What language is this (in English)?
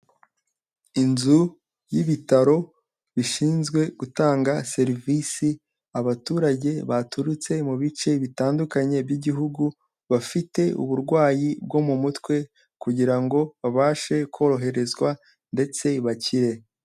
Kinyarwanda